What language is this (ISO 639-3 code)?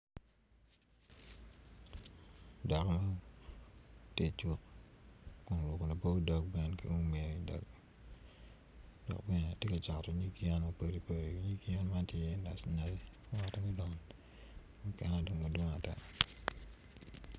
ach